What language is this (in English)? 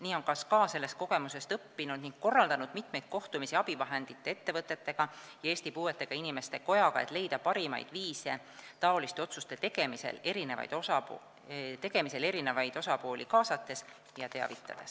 Estonian